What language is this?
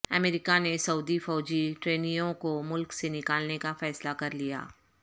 Urdu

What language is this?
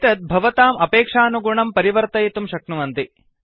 Sanskrit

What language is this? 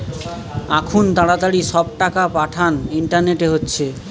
Bangla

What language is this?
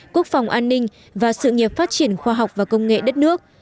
Vietnamese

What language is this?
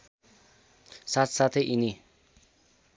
Nepali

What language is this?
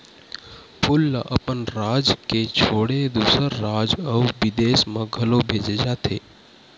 Chhattisgarhi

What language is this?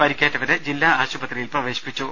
Malayalam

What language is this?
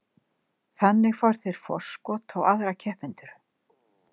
Icelandic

